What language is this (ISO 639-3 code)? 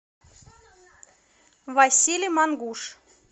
rus